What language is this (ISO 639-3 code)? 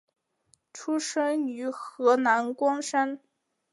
zho